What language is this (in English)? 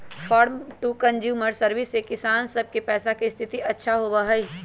Magahi